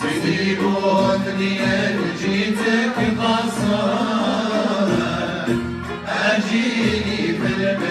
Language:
Arabic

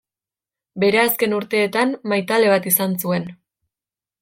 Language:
Basque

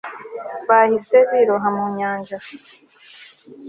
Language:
Kinyarwanda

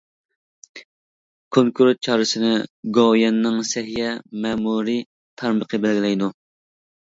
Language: Uyghur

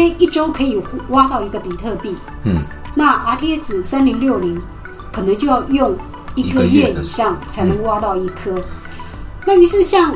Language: Chinese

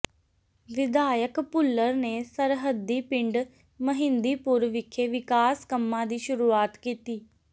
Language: Punjabi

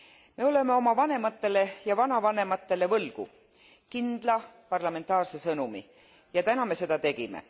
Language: Estonian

